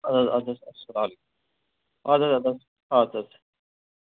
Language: Kashmiri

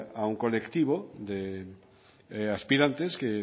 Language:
Spanish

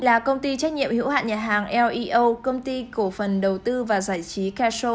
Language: Vietnamese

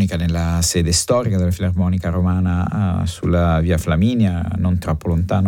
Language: Italian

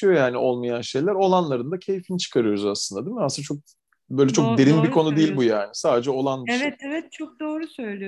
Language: Turkish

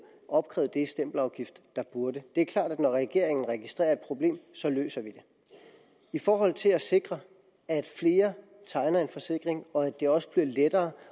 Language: Danish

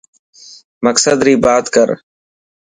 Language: Dhatki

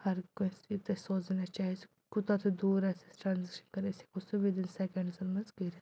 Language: Kashmiri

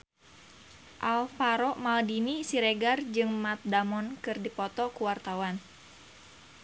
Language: Sundanese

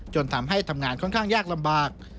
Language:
Thai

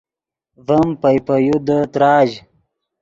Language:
Yidgha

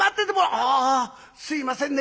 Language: Japanese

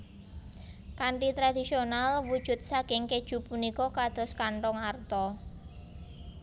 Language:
Javanese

